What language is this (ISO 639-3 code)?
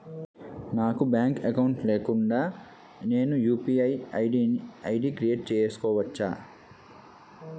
tel